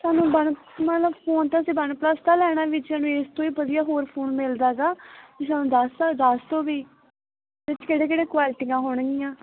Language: Punjabi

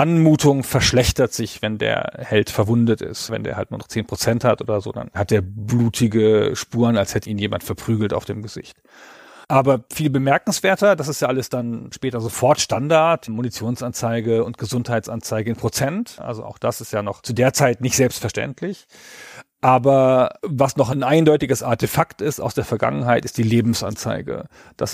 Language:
German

